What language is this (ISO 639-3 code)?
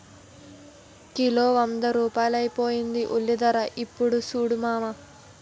tel